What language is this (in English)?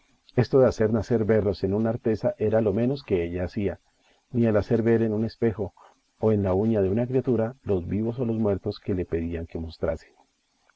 Spanish